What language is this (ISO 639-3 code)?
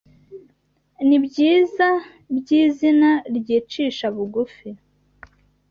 kin